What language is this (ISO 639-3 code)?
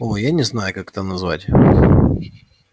rus